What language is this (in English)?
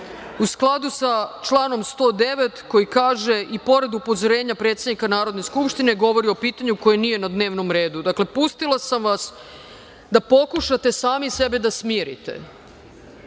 Serbian